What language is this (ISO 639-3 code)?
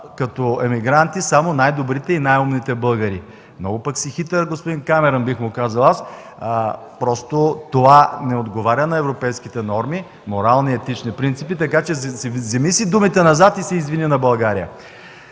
bul